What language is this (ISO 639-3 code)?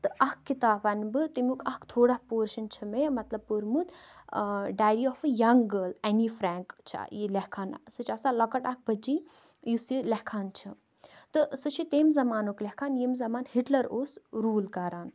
kas